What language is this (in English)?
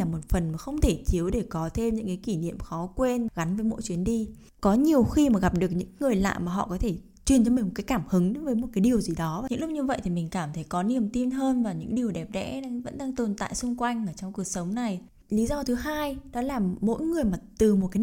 Vietnamese